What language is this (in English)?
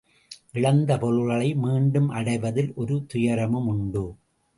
Tamil